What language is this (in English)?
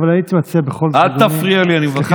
Hebrew